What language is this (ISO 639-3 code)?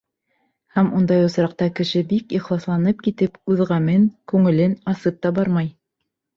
bak